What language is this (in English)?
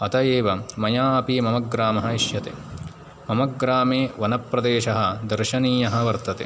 Sanskrit